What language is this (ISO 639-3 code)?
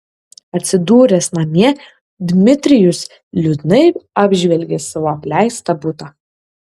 lit